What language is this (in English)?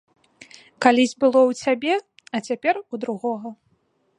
Belarusian